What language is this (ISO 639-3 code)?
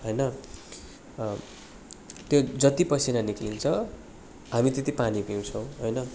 nep